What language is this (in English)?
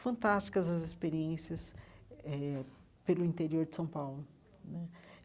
Portuguese